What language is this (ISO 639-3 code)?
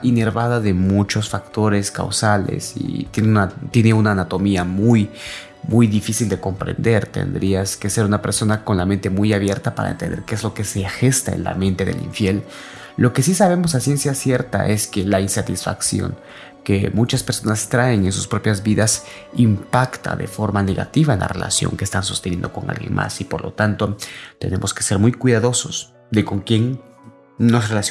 spa